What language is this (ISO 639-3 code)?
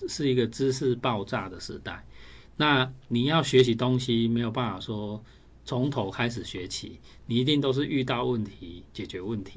zho